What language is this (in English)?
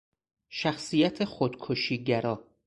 Persian